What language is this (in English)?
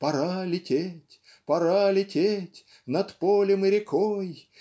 Russian